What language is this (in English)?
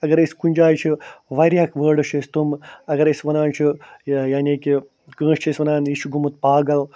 Kashmiri